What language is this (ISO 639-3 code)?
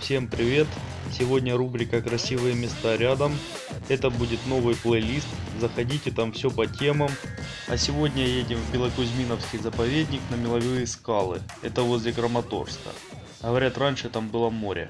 rus